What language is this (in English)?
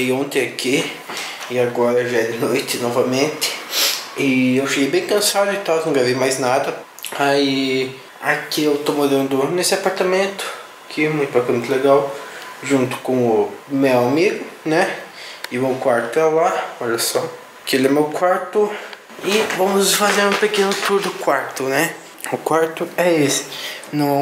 Portuguese